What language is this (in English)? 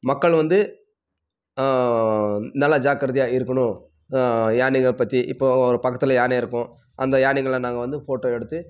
Tamil